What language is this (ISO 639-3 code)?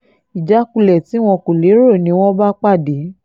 yor